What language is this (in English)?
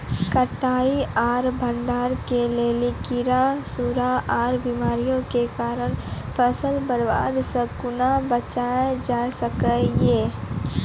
Maithili